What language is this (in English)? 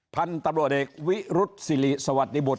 Thai